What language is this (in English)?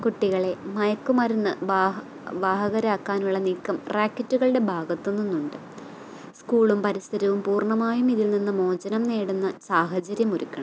Malayalam